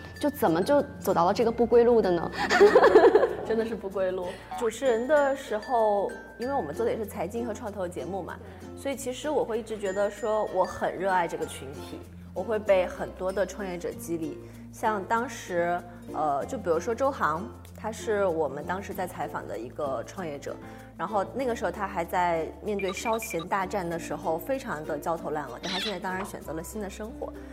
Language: Chinese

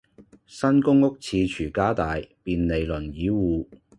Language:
Cantonese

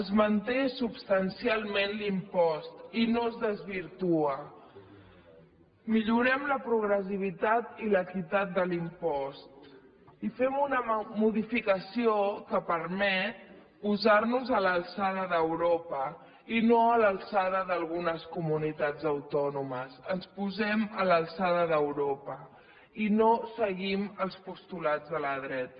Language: Catalan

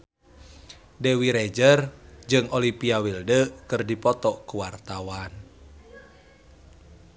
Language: Sundanese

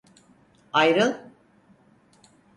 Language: Turkish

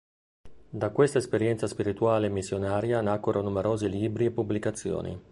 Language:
Italian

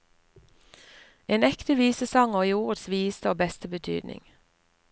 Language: Norwegian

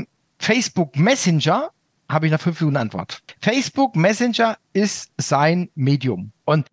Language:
German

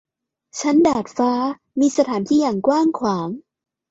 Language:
Thai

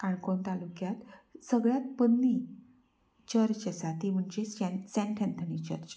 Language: Konkani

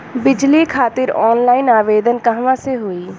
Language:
Bhojpuri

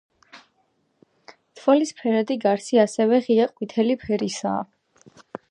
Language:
Georgian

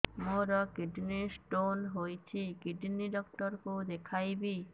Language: Odia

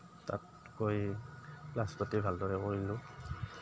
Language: Assamese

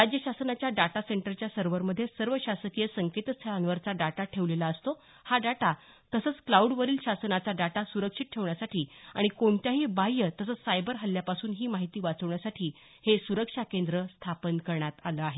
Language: Marathi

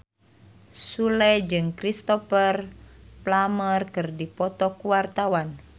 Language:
Sundanese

